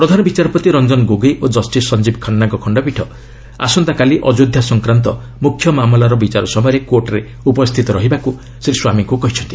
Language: Odia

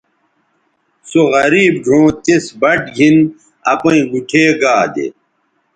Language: Bateri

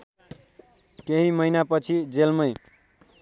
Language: Nepali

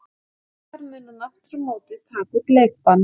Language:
Icelandic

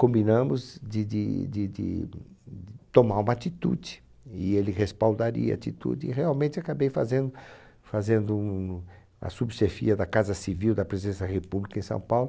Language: Portuguese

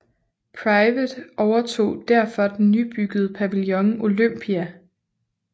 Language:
Danish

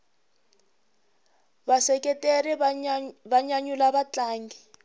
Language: Tsonga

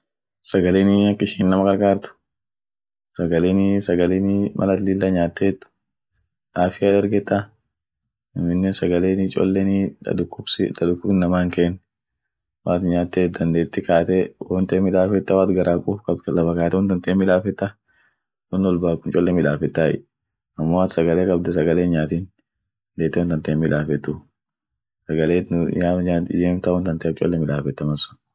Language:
Orma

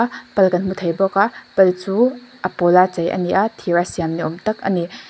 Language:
Mizo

